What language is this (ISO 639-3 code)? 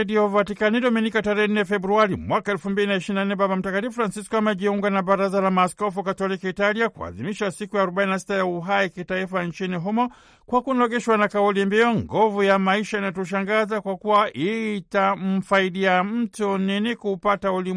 swa